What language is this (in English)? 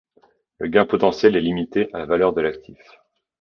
French